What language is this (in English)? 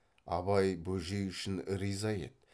Kazakh